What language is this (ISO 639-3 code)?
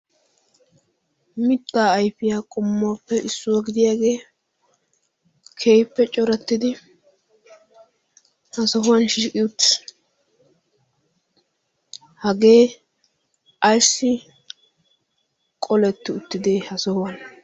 wal